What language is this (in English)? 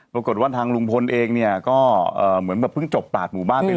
Thai